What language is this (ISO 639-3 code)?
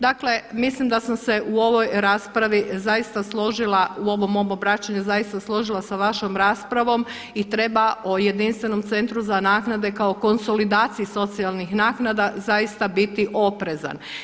hrv